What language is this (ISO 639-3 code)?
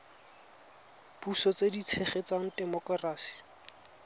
tsn